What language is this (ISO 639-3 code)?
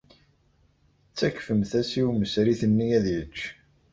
kab